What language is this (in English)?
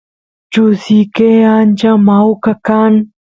Santiago del Estero Quichua